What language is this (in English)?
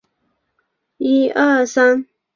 Chinese